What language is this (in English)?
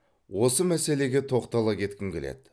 Kazakh